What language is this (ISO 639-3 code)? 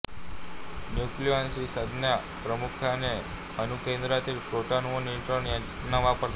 mar